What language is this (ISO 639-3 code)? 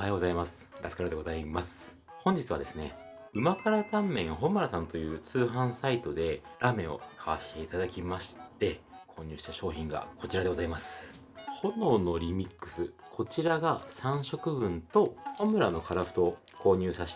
jpn